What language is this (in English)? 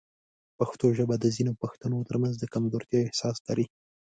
Pashto